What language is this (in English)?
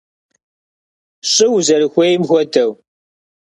Kabardian